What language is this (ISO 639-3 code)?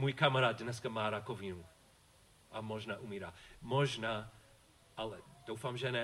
ces